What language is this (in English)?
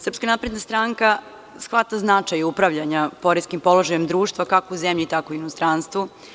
Serbian